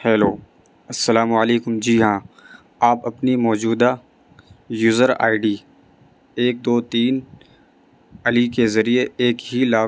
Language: Urdu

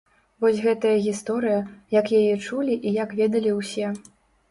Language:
Belarusian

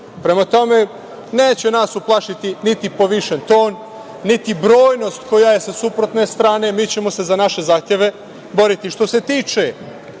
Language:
Serbian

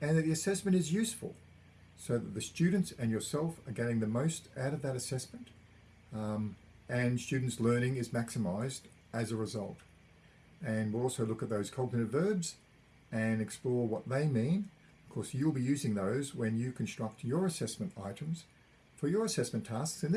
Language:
English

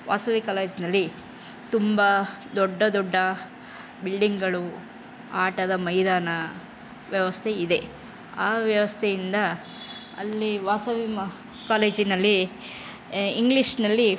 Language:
Kannada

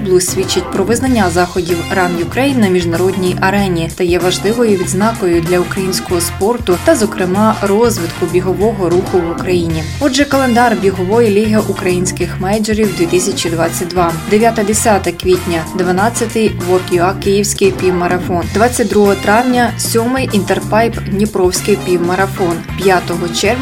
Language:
Ukrainian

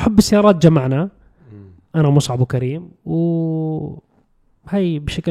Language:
Arabic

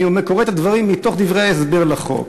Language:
Hebrew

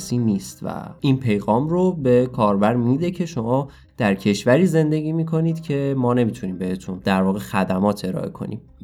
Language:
Persian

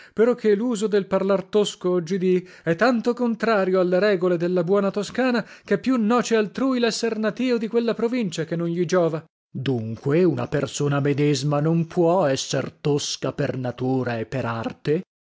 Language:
Italian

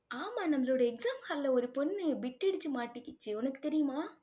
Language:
Tamil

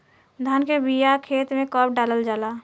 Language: Bhojpuri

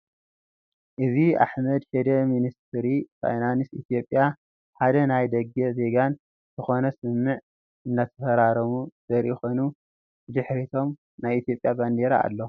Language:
Tigrinya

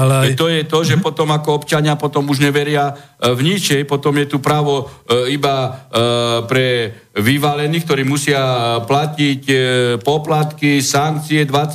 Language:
Slovak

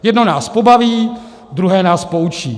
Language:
Czech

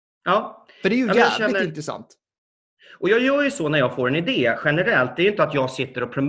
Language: Swedish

